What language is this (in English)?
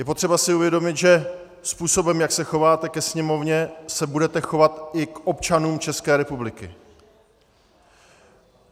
Czech